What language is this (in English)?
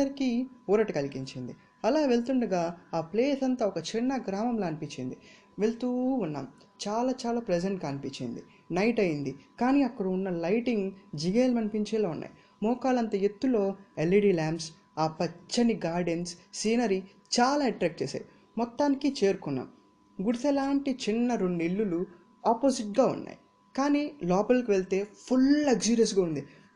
Telugu